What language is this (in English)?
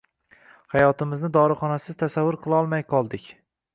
Uzbek